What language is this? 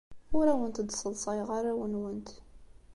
Kabyle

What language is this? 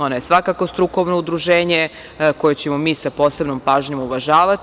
Serbian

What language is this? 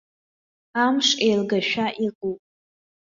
Abkhazian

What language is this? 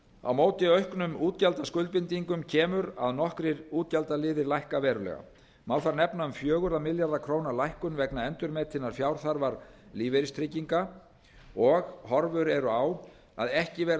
Icelandic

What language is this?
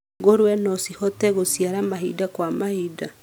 Kikuyu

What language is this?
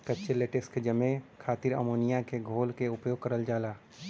Bhojpuri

